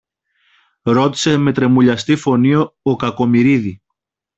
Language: Greek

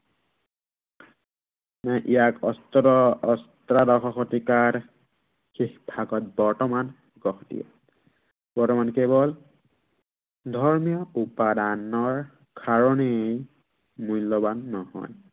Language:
Assamese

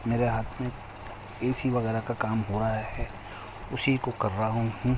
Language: Urdu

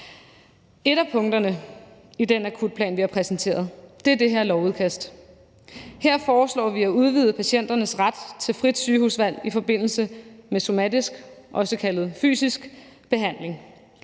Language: Danish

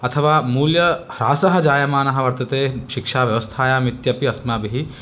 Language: Sanskrit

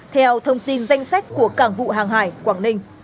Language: Vietnamese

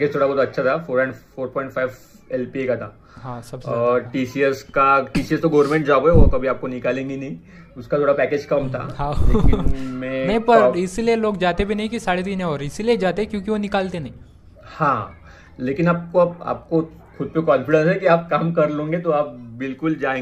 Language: Hindi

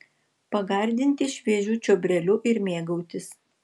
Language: Lithuanian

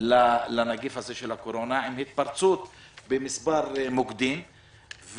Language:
Hebrew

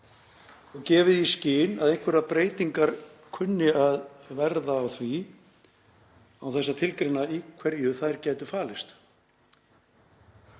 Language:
Icelandic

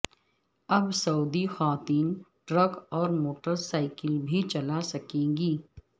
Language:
Urdu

